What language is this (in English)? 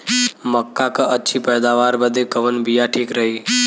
Bhojpuri